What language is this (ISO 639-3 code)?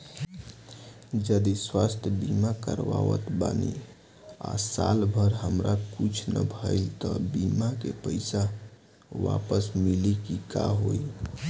bho